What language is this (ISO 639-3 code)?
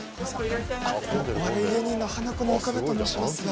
jpn